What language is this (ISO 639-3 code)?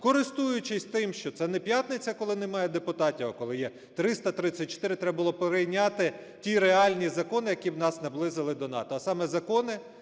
ukr